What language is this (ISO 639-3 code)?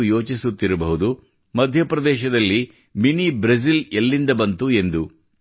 kan